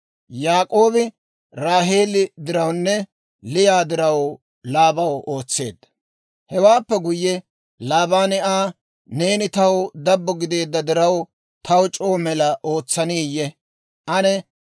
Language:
Dawro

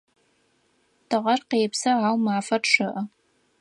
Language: Adyghe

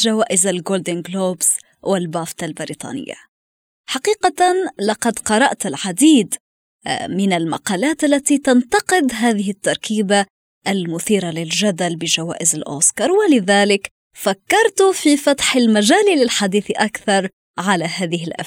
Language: Arabic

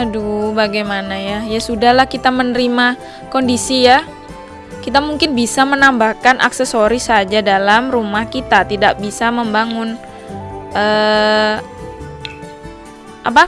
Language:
Indonesian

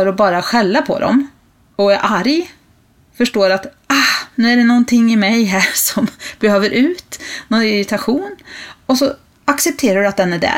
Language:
Swedish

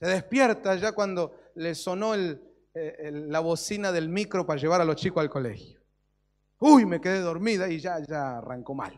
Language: Spanish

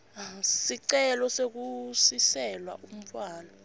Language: Swati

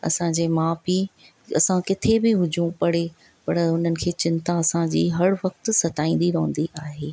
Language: Sindhi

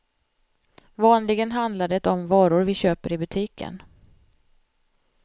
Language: Swedish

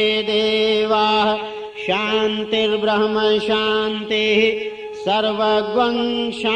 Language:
Romanian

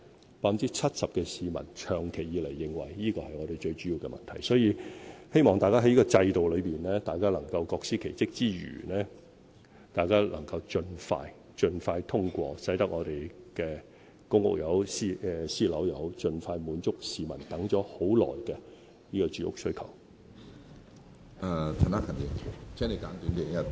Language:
Cantonese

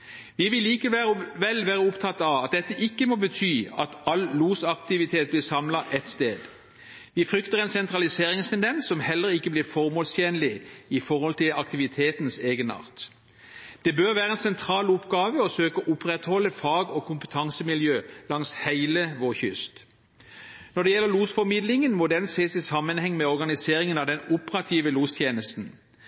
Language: Norwegian Bokmål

